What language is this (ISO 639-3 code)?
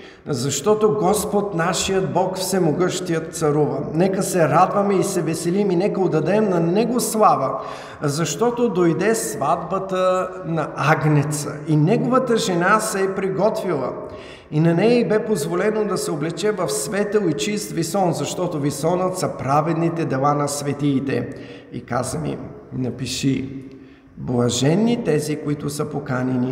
bul